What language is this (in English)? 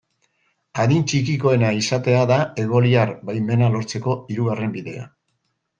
Basque